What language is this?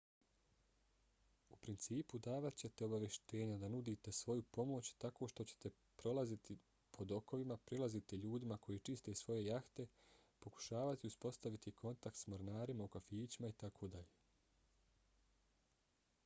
Bosnian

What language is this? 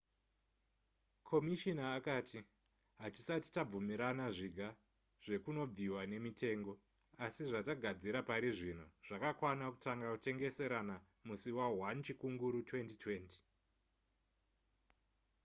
Shona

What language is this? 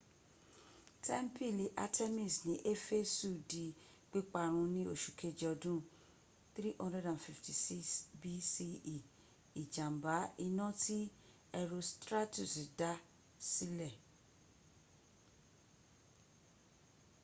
Yoruba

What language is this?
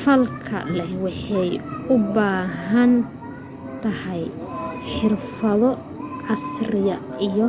Somali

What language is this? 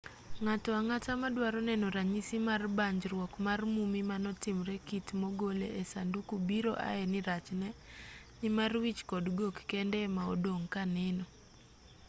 Luo (Kenya and Tanzania)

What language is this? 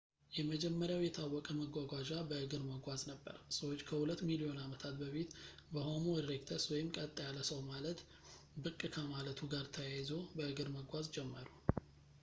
Amharic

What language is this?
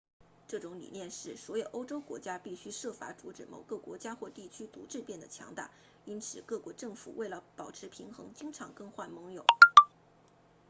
Chinese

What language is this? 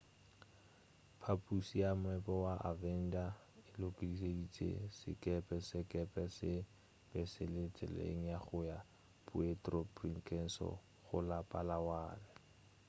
Northern Sotho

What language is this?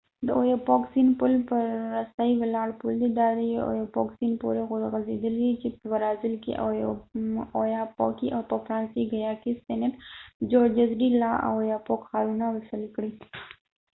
Pashto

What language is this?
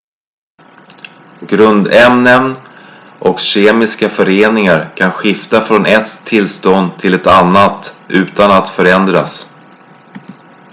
Swedish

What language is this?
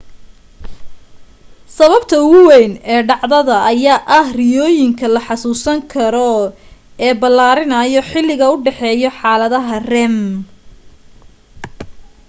Somali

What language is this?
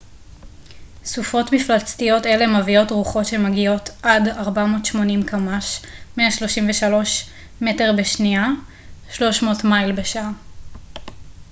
Hebrew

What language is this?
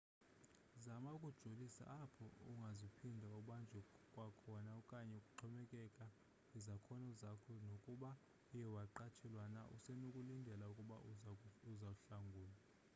Xhosa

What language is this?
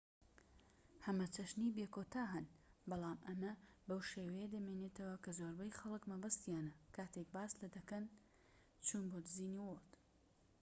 Central Kurdish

